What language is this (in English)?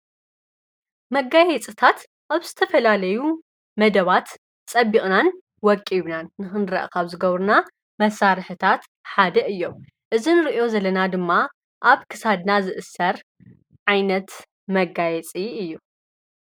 Tigrinya